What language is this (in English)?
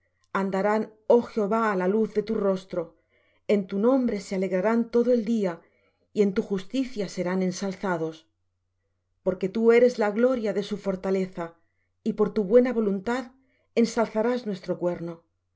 Spanish